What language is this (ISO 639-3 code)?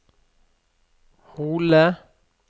nor